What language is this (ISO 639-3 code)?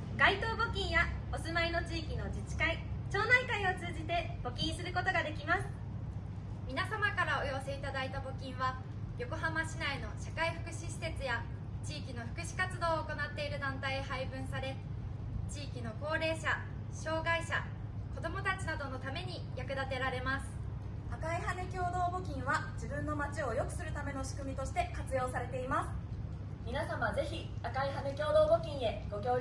jpn